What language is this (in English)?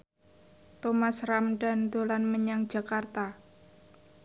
Javanese